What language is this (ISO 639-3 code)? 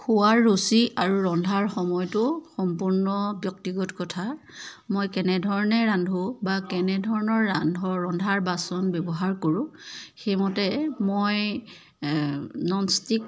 asm